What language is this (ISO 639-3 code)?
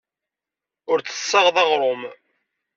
kab